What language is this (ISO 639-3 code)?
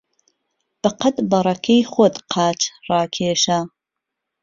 ckb